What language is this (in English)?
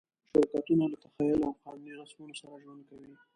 Pashto